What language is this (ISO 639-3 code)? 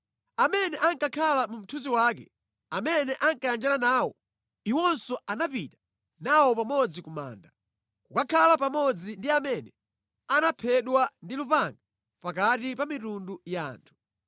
nya